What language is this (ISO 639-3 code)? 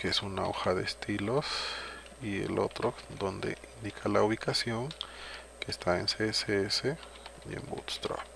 spa